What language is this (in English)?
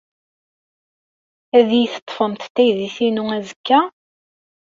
Kabyle